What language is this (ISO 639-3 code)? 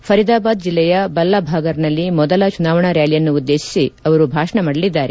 kan